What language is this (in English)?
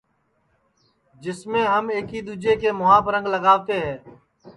Sansi